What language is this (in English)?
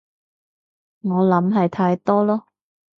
Cantonese